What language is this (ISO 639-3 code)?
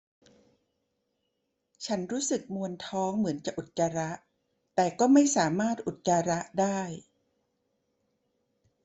tha